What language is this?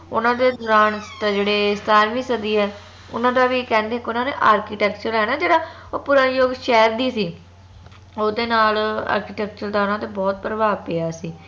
Punjabi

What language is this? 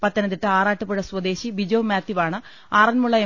Malayalam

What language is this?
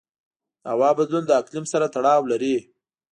Pashto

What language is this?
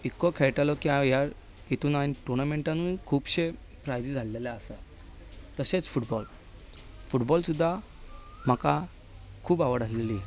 Konkani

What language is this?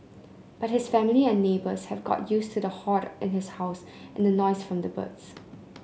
English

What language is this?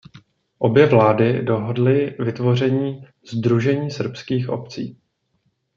Czech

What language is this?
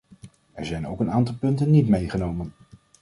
Dutch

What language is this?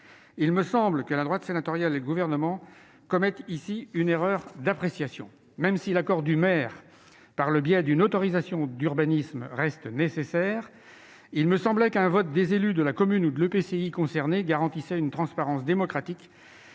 French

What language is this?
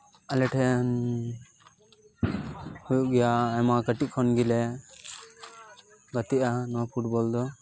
Santali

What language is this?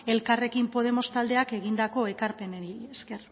Basque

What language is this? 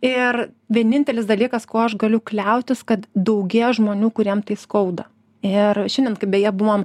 Lithuanian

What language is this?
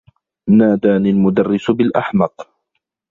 Arabic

